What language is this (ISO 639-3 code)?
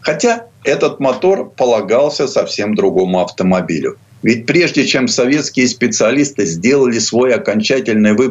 rus